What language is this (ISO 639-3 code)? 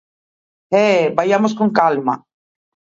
glg